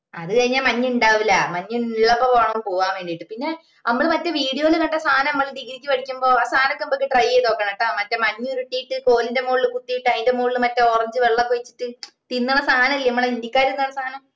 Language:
Malayalam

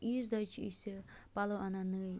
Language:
Kashmiri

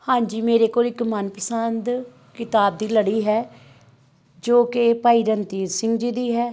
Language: Punjabi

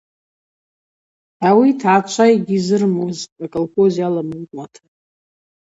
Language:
Abaza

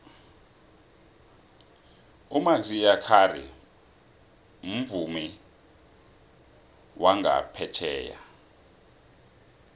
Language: South Ndebele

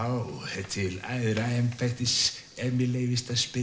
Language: Icelandic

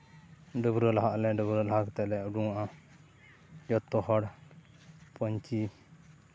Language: Santali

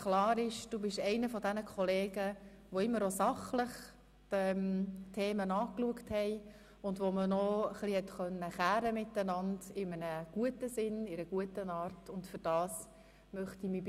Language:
Swiss German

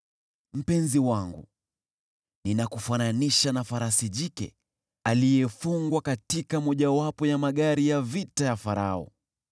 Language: Swahili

